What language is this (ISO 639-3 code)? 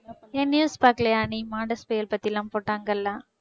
tam